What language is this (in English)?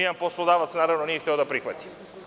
Serbian